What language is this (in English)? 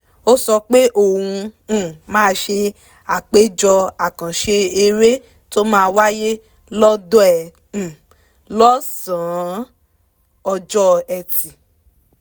Yoruba